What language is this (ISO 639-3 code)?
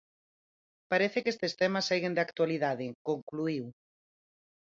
glg